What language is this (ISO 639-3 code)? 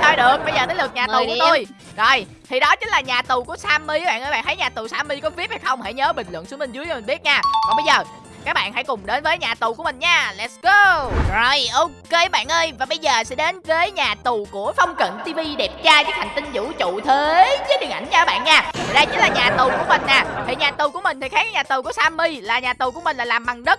vie